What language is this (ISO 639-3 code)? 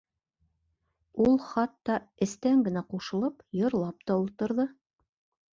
bak